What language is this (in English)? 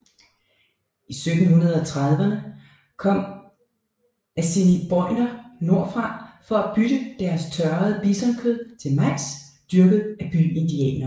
Danish